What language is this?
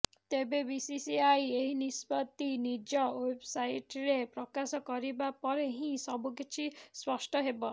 Odia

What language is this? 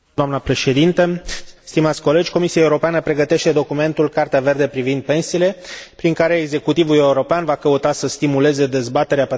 Romanian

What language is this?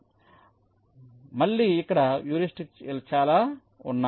Telugu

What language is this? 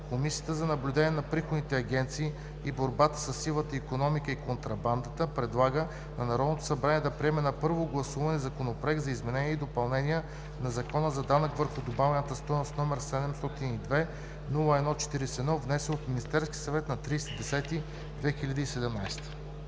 Bulgarian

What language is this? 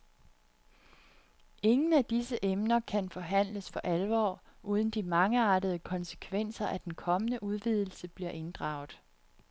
Danish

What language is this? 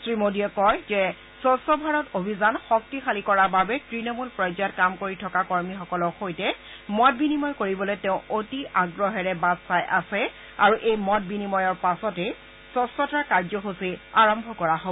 Assamese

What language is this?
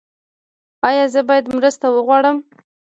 Pashto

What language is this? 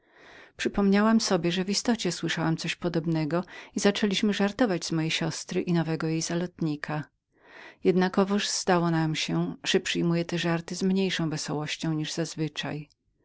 Polish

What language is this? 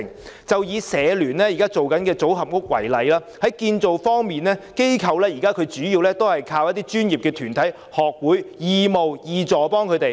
Cantonese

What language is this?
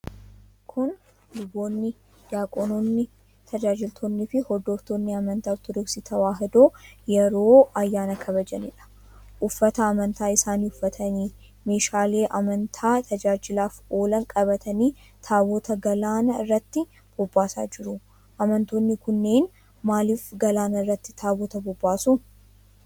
Oromo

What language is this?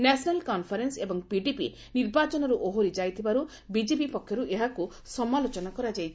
Odia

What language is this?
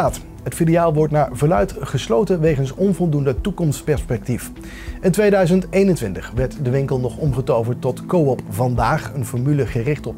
Dutch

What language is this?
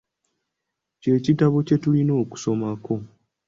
Ganda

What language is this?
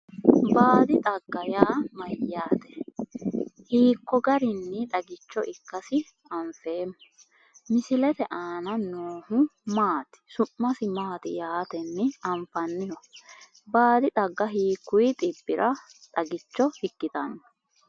Sidamo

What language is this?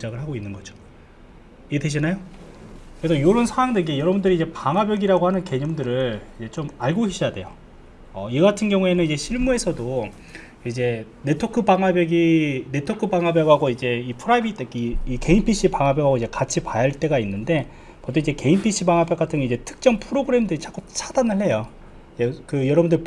Korean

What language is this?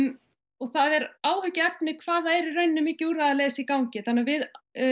Icelandic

